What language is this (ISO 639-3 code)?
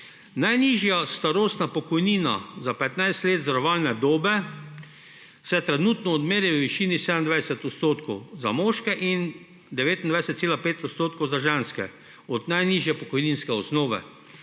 slv